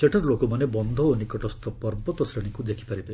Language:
Odia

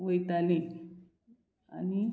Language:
Konkani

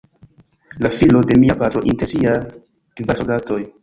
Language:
Esperanto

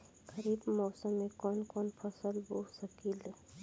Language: Bhojpuri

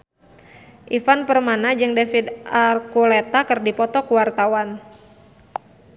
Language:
Sundanese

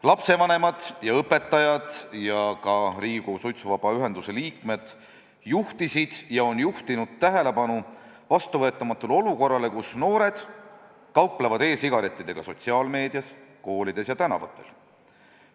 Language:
Estonian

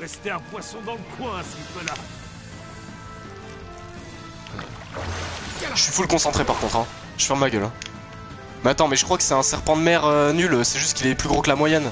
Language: French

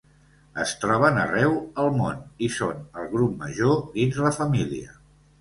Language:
Catalan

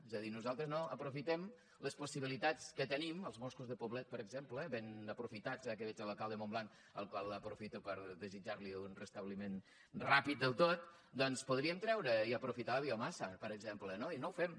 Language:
Catalan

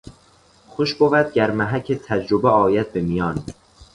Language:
Persian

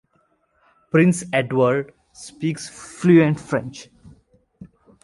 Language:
English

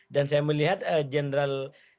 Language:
Indonesian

